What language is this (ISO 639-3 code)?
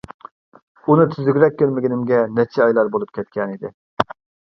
uig